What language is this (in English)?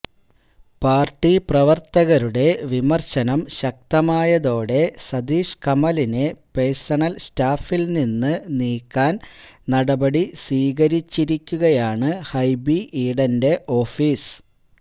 Malayalam